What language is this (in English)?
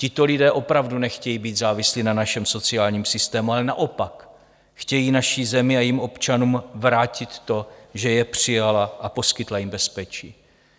Czech